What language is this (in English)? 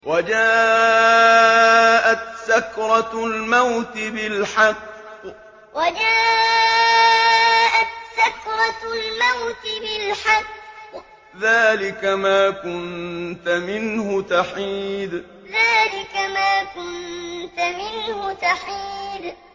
Arabic